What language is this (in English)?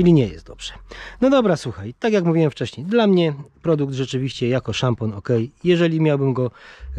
Polish